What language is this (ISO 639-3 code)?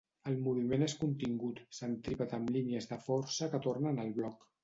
cat